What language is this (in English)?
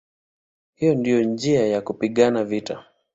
Swahili